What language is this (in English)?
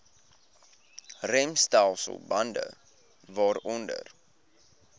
Afrikaans